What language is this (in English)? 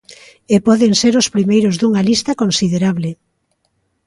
Galician